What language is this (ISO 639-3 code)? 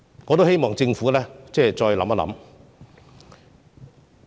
yue